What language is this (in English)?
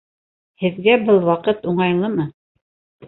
Bashkir